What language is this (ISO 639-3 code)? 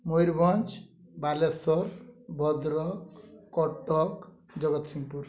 ori